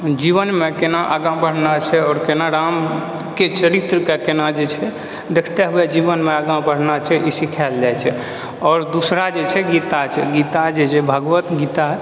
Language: Maithili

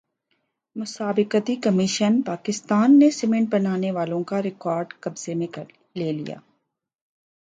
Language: Urdu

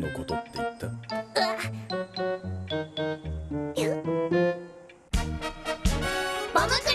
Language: Japanese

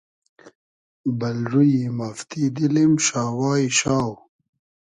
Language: Hazaragi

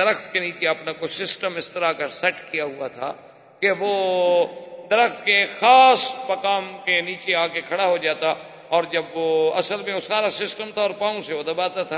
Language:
Urdu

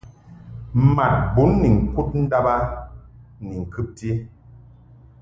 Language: Mungaka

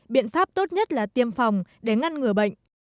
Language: Vietnamese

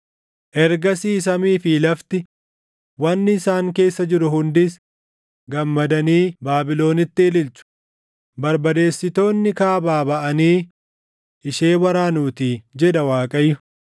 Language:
Oromo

